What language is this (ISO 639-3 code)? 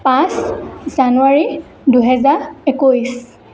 asm